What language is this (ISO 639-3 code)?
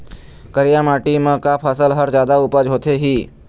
hne